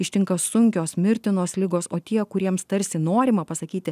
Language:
Lithuanian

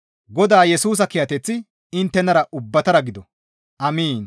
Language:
Gamo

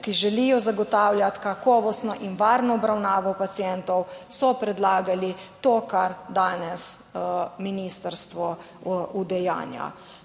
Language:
Slovenian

